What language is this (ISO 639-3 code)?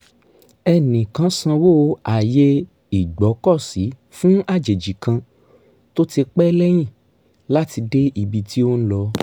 yor